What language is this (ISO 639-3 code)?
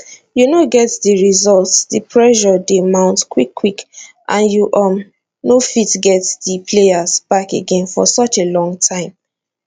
pcm